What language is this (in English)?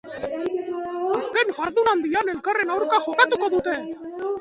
Basque